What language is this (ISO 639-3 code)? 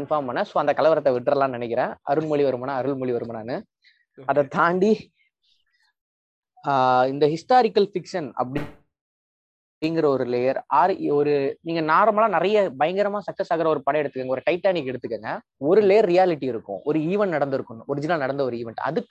tam